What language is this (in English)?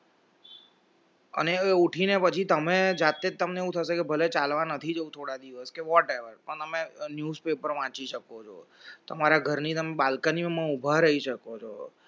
Gujarati